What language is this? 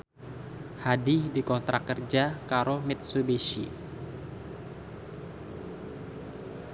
Javanese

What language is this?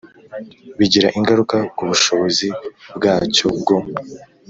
Kinyarwanda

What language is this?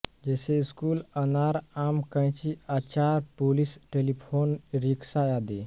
Hindi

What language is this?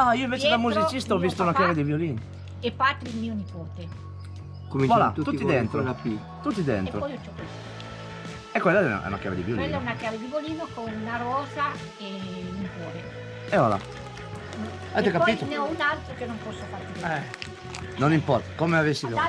Italian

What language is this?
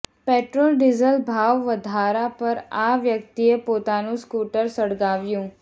Gujarati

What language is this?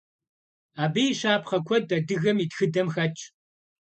Kabardian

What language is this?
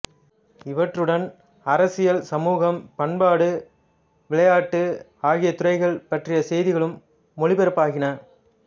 Tamil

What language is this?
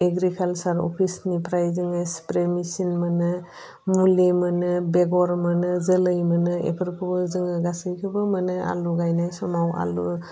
Bodo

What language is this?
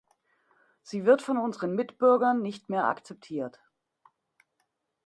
German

